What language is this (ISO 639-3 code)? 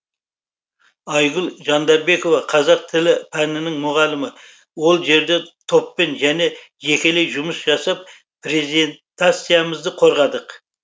kaz